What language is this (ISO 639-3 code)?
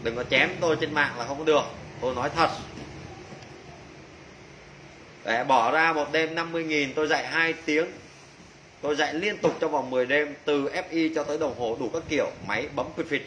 vie